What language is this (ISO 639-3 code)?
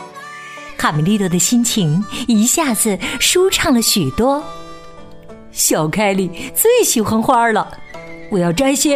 zho